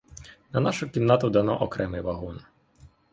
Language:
Ukrainian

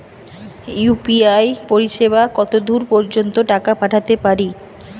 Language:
Bangla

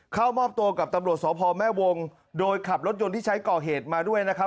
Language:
Thai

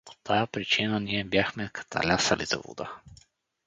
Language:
Bulgarian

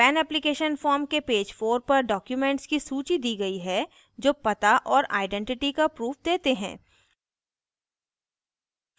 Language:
Hindi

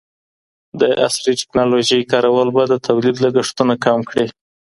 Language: Pashto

